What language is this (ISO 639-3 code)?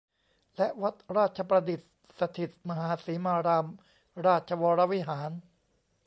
tha